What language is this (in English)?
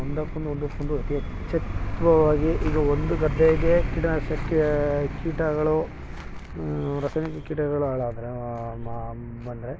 Kannada